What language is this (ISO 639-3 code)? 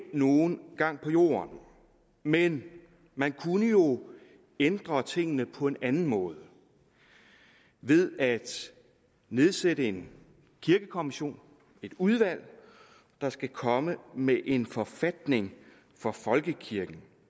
dan